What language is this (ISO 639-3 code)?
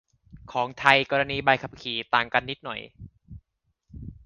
tha